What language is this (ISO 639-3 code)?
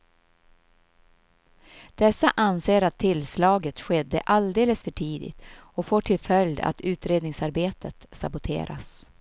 swe